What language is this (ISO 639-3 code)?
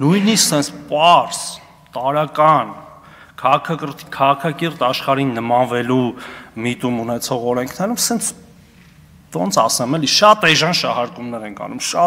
tur